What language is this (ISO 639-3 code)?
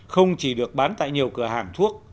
vie